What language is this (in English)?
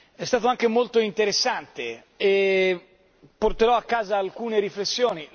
Italian